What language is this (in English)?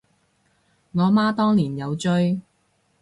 Cantonese